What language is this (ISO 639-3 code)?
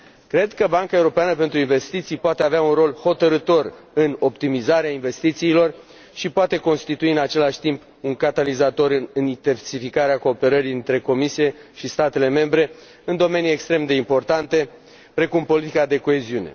ron